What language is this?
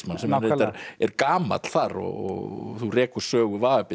Icelandic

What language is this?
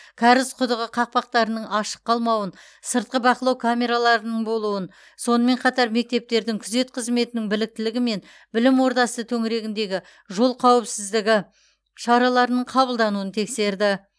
Kazakh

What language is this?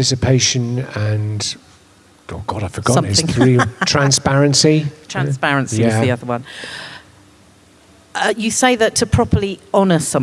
English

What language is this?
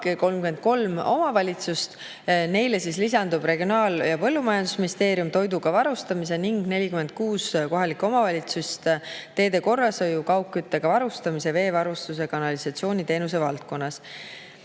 Estonian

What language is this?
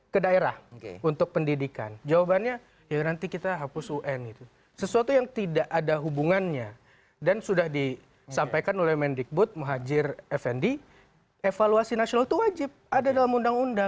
Indonesian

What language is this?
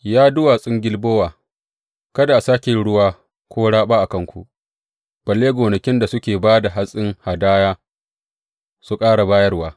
Hausa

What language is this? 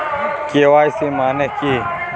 Bangla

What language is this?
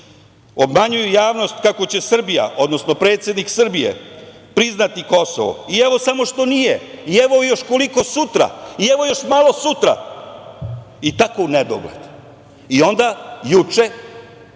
Serbian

